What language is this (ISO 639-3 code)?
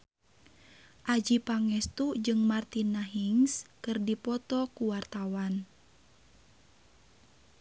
sun